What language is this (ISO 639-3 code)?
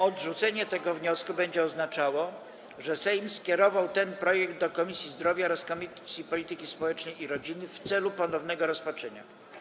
pol